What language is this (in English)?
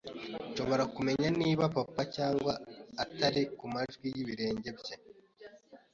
Kinyarwanda